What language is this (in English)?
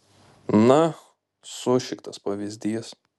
Lithuanian